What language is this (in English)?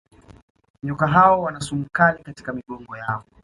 Swahili